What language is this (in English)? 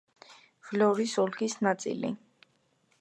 Georgian